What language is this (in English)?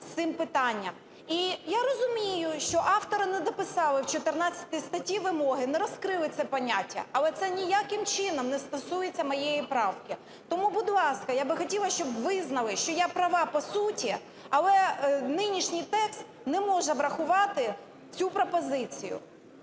Ukrainian